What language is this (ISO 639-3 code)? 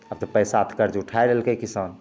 mai